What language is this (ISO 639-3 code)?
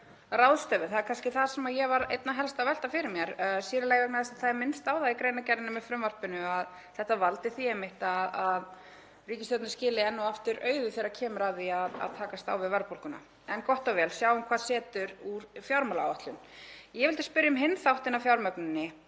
isl